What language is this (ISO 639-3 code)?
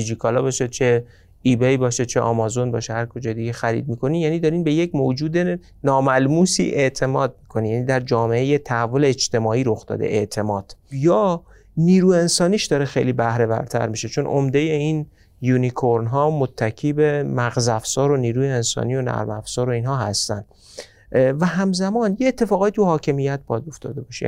fas